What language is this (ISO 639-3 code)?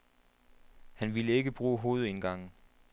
dan